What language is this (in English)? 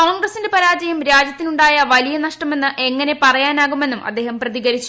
Malayalam